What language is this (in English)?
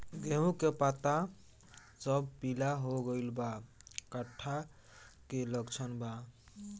Bhojpuri